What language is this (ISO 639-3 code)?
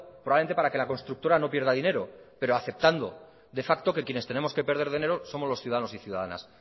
spa